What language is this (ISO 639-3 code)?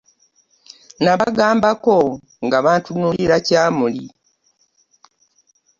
lug